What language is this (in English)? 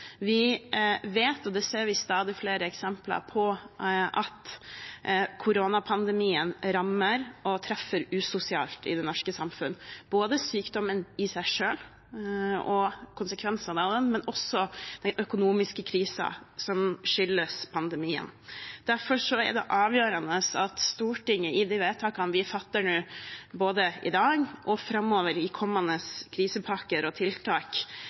Norwegian Bokmål